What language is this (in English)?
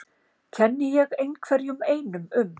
Icelandic